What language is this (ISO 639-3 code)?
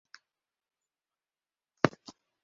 bak